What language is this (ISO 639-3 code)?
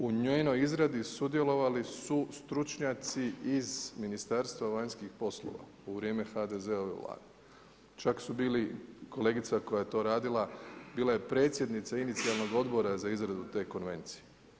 hrv